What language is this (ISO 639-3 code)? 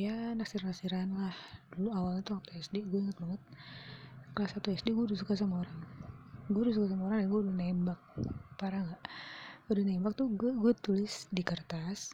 ind